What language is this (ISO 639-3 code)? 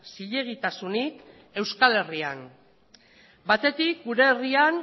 eus